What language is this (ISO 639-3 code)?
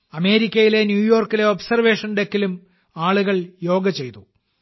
mal